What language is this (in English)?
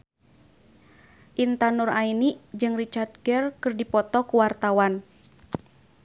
Sundanese